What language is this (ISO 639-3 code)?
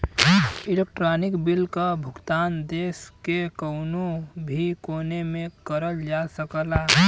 bho